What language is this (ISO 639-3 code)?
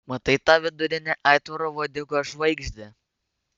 lit